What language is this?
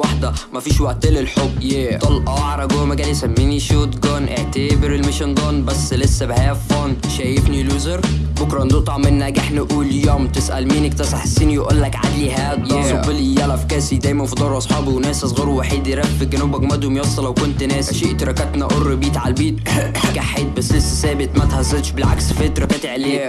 Arabic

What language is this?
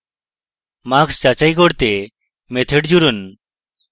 Bangla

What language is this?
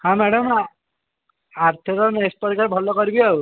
Odia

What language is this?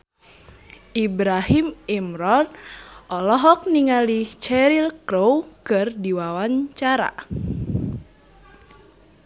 Sundanese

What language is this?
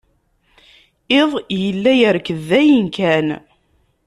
Kabyle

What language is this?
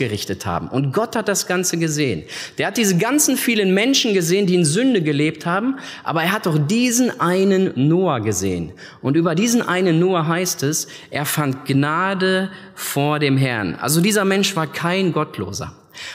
German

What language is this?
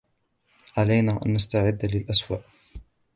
Arabic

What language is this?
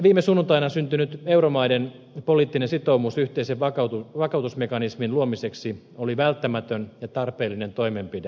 Finnish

